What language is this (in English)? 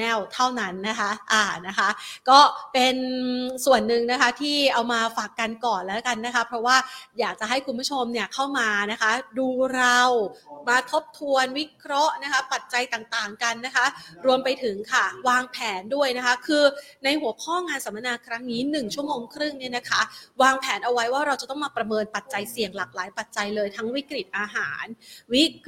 Thai